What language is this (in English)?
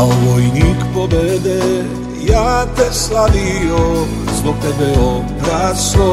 Romanian